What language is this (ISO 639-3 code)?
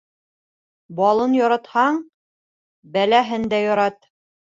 bak